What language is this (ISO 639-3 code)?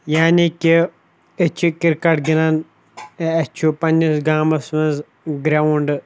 kas